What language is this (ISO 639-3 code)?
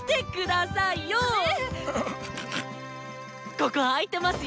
jpn